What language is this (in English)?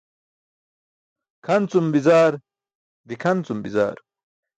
Burushaski